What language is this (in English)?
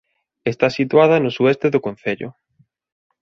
Galician